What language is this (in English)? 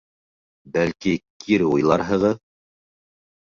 Bashkir